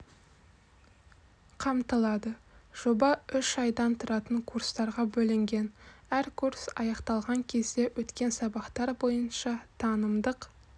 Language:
Kazakh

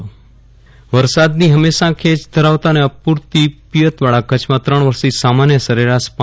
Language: Gujarati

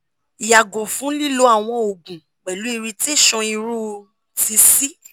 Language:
Yoruba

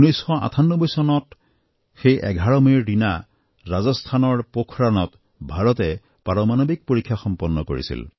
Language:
Assamese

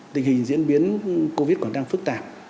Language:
Vietnamese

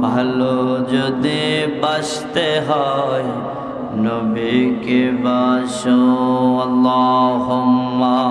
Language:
Indonesian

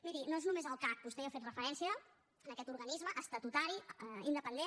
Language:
Catalan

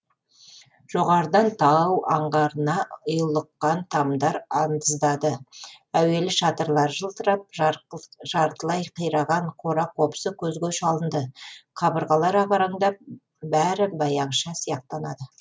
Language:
Kazakh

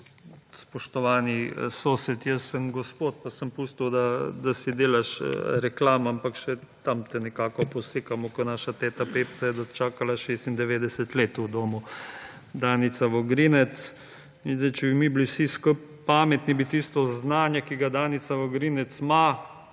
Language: Slovenian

